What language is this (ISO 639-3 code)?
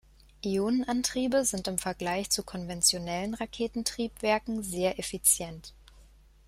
deu